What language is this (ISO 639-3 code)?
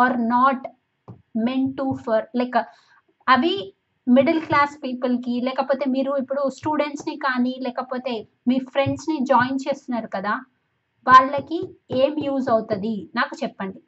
tel